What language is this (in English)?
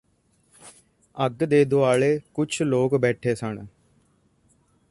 Punjabi